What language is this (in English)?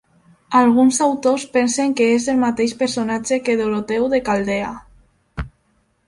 Catalan